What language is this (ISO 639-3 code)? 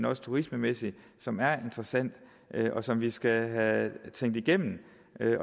dan